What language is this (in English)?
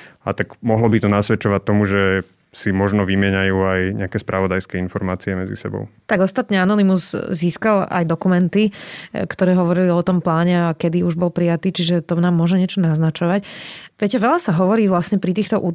Slovak